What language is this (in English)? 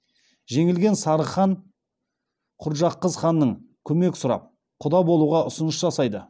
Kazakh